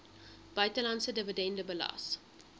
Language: Afrikaans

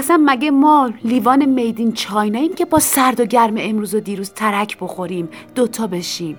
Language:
Persian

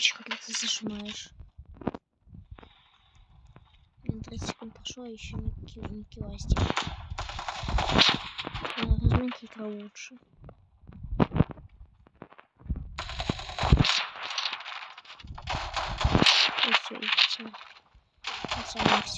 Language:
Russian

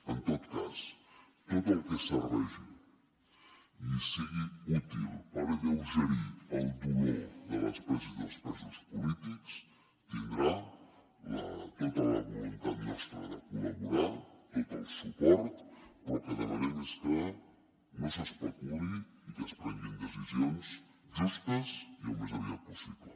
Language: Catalan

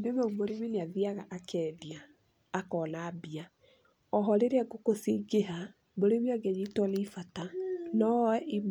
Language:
Kikuyu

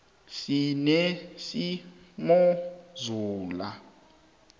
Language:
South Ndebele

